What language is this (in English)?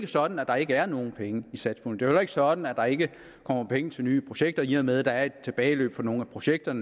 Danish